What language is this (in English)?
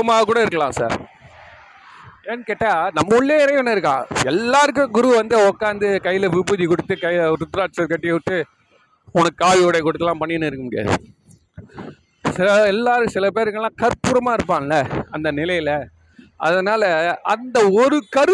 Tamil